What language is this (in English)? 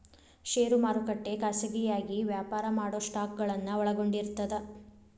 Kannada